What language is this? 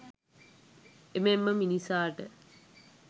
Sinhala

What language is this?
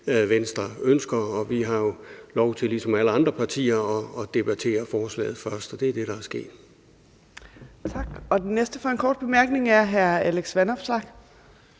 Danish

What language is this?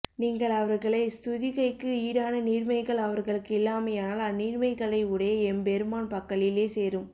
Tamil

